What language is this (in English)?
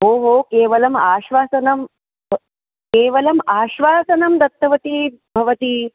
Sanskrit